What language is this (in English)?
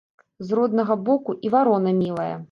Belarusian